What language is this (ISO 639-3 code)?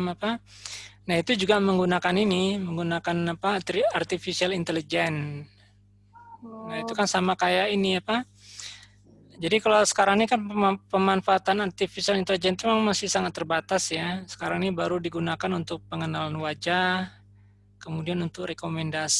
ind